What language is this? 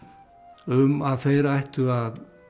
Icelandic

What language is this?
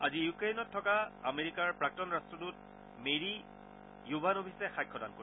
Assamese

